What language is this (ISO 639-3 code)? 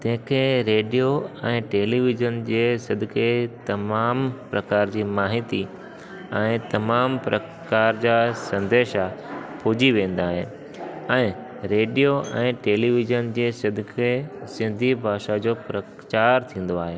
snd